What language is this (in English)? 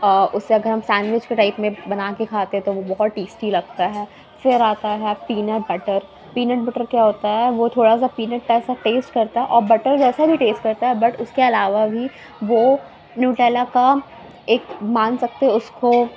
Urdu